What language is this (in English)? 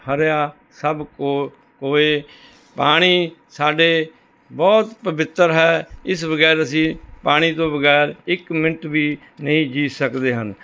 Punjabi